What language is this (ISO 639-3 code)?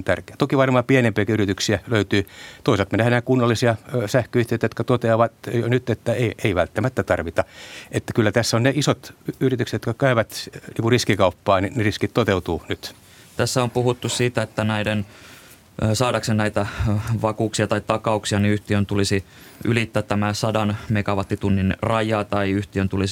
fin